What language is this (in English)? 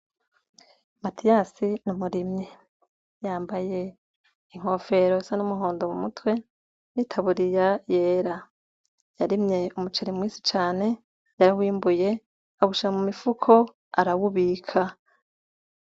Rundi